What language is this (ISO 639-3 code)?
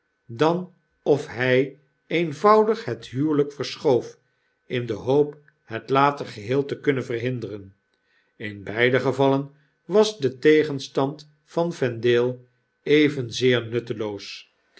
nld